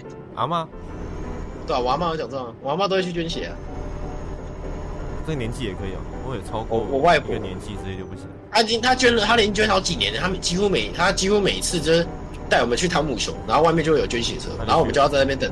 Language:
Chinese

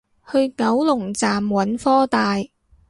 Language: Cantonese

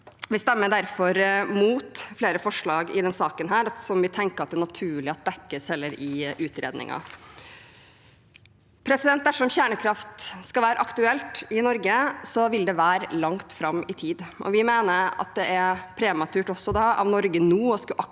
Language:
Norwegian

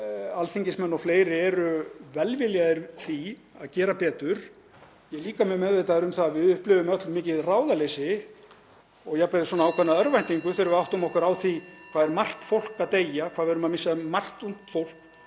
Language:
Icelandic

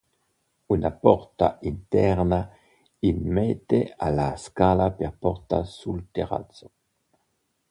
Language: Italian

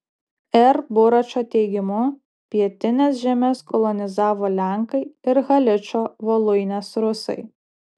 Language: Lithuanian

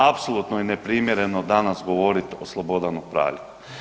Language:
Croatian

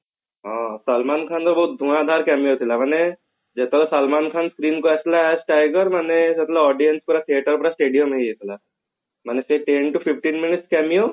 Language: Odia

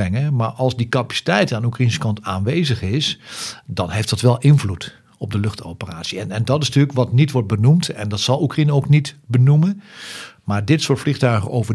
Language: Dutch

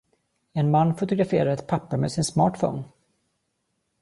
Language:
Swedish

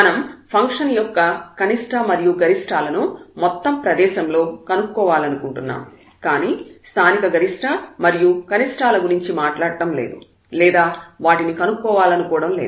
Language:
Telugu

